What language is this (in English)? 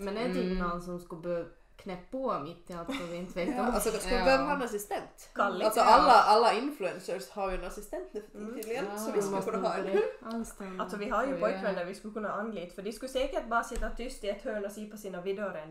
Swedish